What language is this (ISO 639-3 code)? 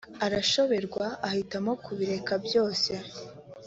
kin